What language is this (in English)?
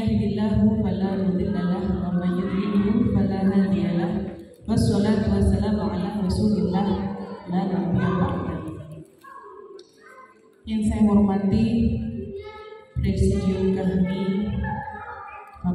Indonesian